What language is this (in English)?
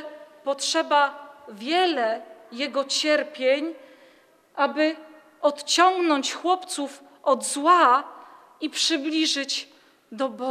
Polish